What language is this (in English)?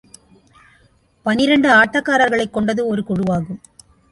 Tamil